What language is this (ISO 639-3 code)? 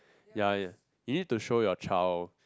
eng